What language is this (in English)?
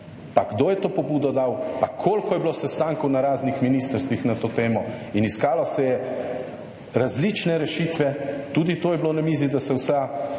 Slovenian